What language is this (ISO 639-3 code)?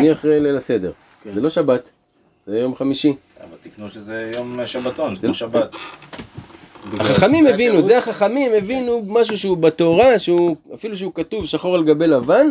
heb